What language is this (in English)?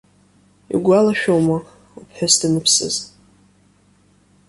Abkhazian